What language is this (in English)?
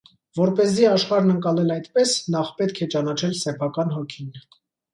Armenian